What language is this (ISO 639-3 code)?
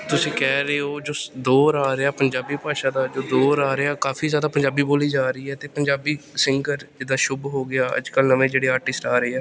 pan